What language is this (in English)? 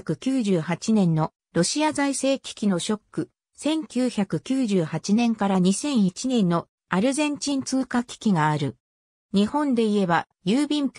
Japanese